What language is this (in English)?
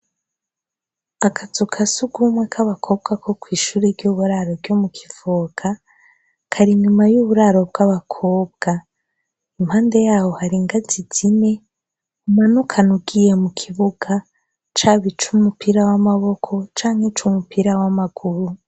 Rundi